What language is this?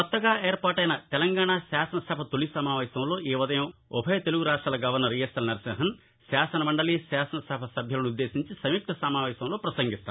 Telugu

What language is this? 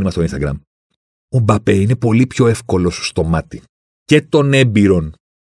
Greek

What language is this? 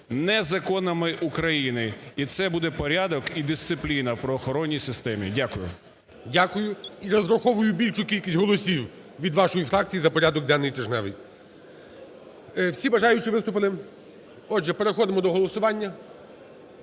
Ukrainian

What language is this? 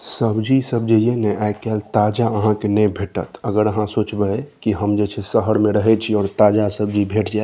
Maithili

